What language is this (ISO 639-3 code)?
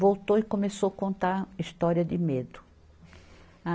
por